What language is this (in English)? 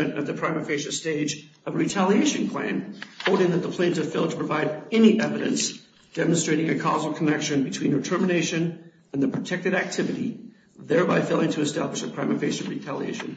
English